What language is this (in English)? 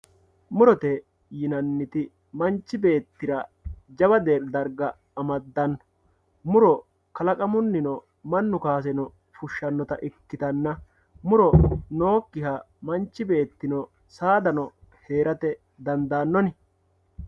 Sidamo